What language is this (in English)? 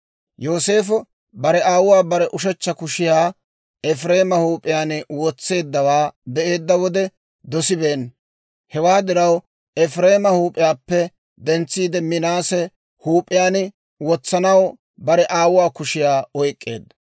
Dawro